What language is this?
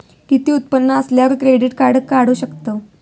Marathi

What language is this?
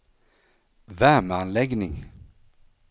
Swedish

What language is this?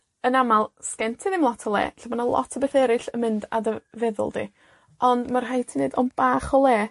Welsh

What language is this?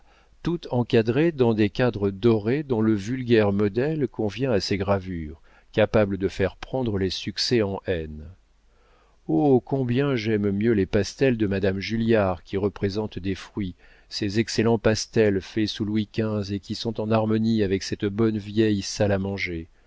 French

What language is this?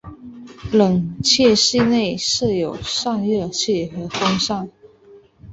Chinese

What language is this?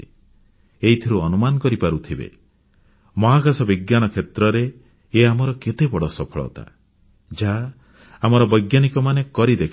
Odia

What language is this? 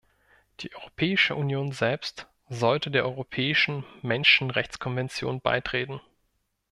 German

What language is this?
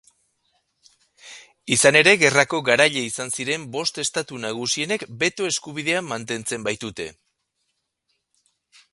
Basque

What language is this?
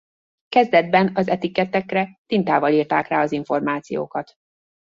Hungarian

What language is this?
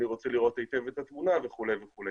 Hebrew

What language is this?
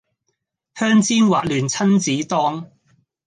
Cantonese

